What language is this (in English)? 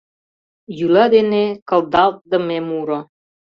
Mari